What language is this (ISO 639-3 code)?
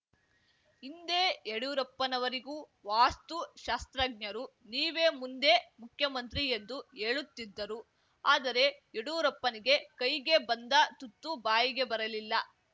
kan